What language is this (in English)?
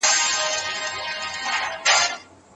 Pashto